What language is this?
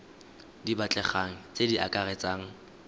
Tswana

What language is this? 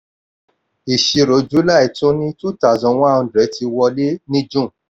Yoruba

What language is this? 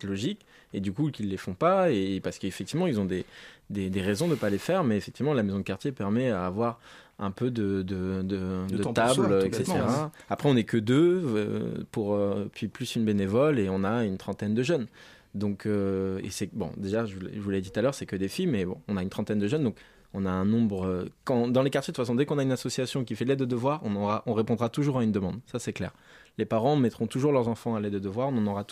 French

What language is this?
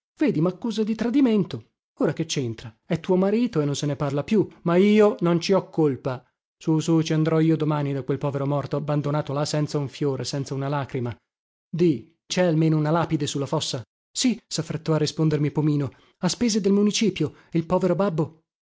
Italian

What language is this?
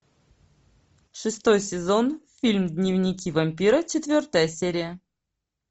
Russian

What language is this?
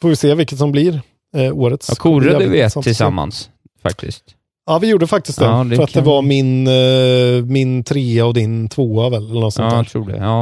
Swedish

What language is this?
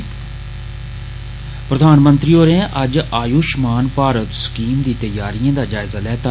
Dogri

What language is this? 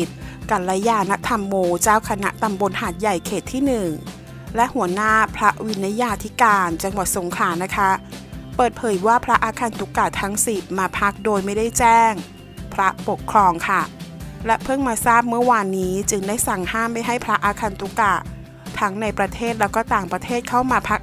Thai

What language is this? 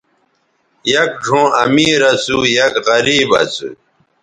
Bateri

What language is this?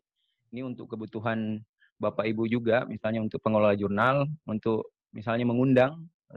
Indonesian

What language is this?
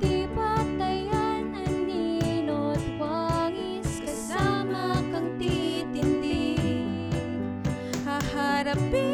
Filipino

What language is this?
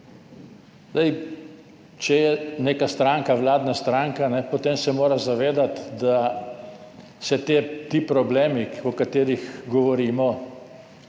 Slovenian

